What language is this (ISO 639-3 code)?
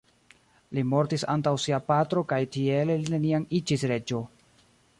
epo